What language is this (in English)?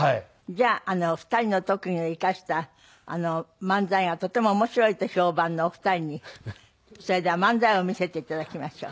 Japanese